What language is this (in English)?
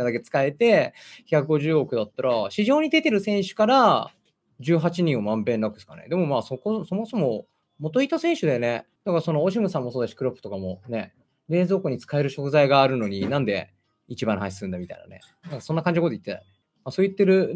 Japanese